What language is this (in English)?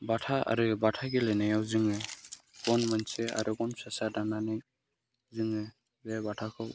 Bodo